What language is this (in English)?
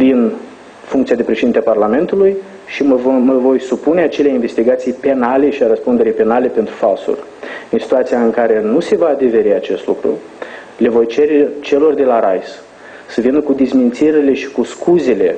Romanian